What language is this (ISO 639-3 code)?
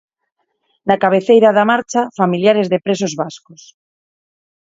glg